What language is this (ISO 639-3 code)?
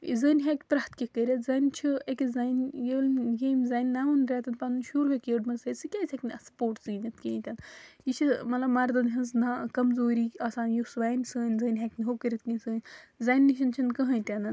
kas